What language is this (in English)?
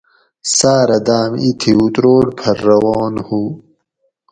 Gawri